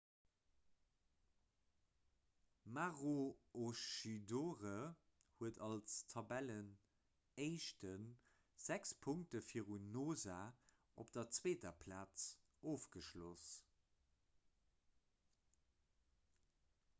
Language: Luxembourgish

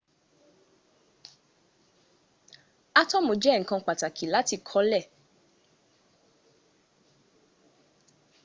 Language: Yoruba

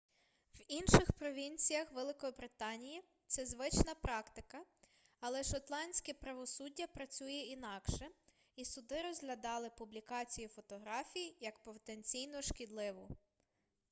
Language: Ukrainian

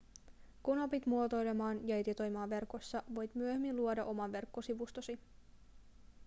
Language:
Finnish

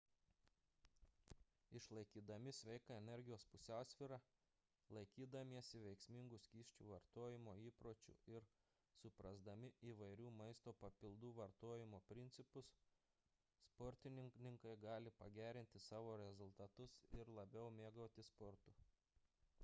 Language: Lithuanian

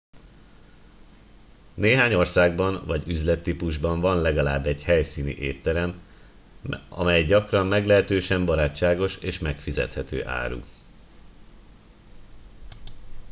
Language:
Hungarian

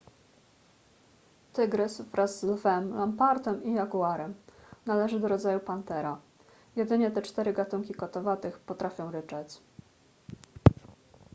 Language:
Polish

